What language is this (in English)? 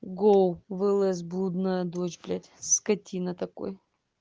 Russian